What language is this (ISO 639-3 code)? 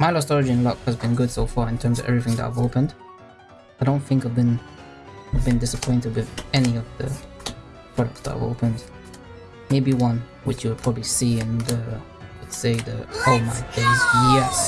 eng